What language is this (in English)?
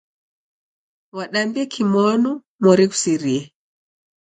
Taita